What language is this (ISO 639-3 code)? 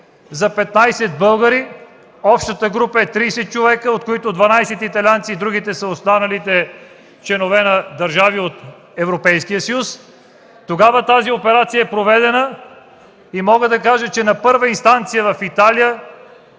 bul